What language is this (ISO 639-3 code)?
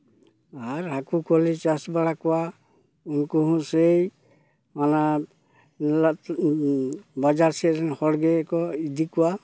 sat